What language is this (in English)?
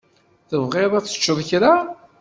Kabyle